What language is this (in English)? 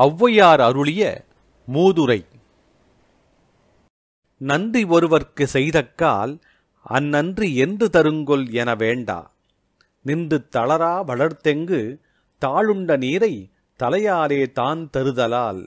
Tamil